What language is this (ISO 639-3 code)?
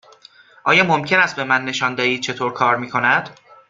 fas